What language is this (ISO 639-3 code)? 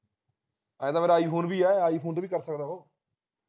pan